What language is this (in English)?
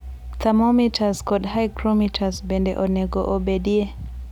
Luo (Kenya and Tanzania)